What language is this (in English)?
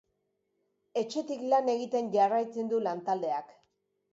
Basque